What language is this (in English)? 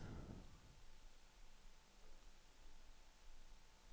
Danish